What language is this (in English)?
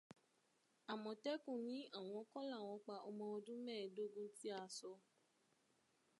Yoruba